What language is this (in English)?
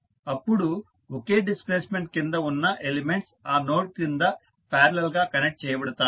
Telugu